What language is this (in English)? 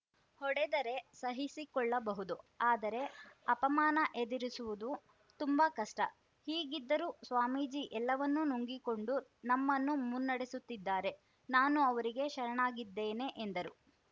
Kannada